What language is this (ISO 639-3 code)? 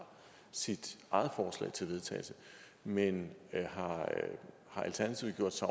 dan